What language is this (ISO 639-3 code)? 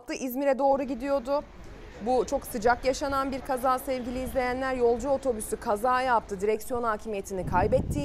tur